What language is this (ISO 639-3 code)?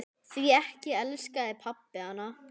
isl